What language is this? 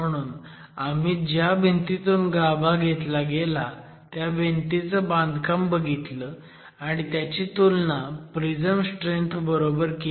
Marathi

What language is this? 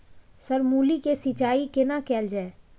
Maithili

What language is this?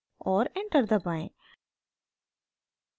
Hindi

